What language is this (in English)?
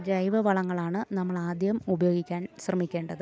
Malayalam